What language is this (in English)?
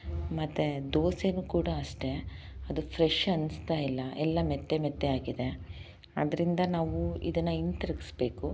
Kannada